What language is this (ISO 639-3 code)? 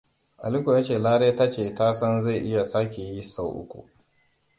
hau